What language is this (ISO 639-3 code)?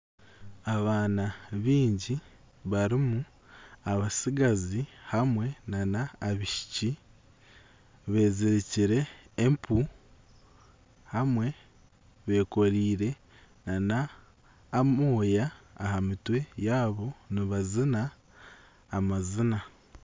nyn